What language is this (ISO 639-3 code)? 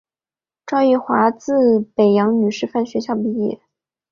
zho